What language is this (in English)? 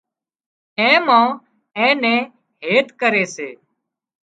Wadiyara Koli